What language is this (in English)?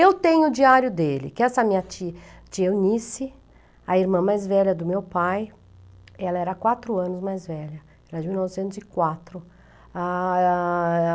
Portuguese